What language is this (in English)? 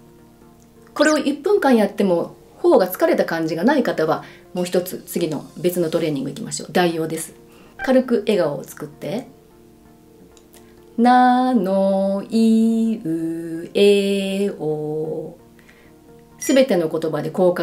Japanese